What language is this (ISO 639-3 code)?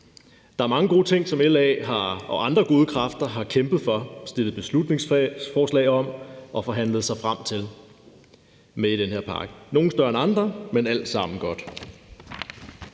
dan